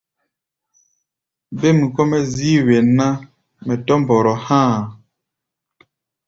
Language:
Gbaya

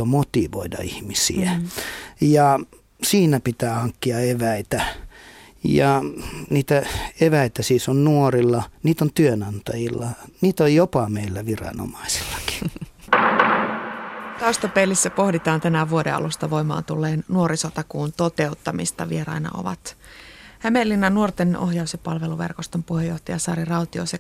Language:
Finnish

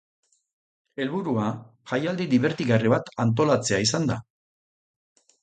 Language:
Basque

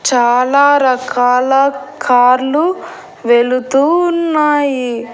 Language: Telugu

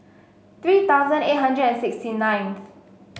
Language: English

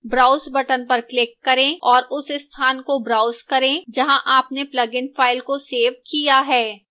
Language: Hindi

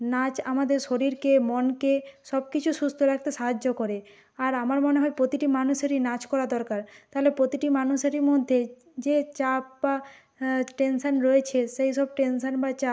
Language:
Bangla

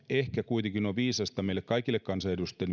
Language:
Finnish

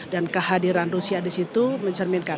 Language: Indonesian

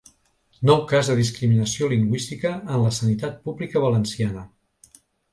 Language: Catalan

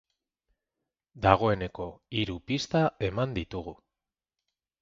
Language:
Basque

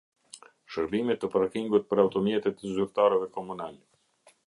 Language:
Albanian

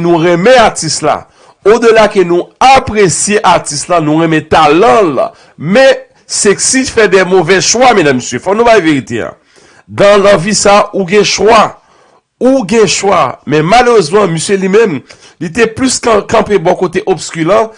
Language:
French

